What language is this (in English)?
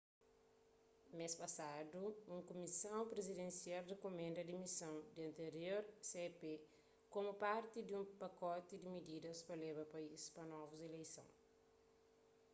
Kabuverdianu